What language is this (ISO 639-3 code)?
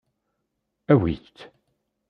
kab